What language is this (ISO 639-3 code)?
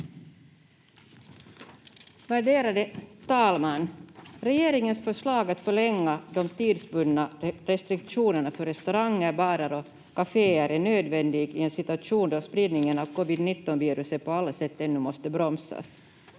fin